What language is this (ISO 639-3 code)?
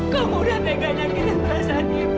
ind